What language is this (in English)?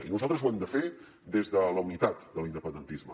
Catalan